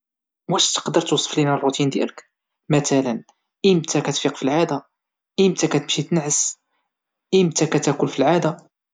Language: Moroccan Arabic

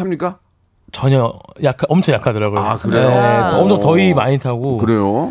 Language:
Korean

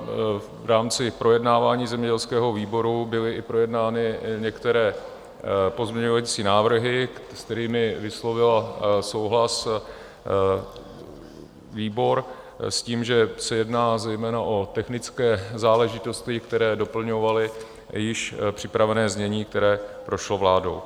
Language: Czech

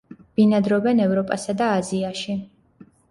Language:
Georgian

